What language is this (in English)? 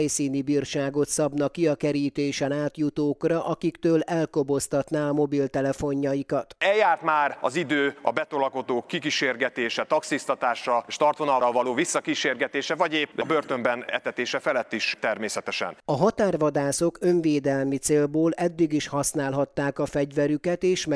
Hungarian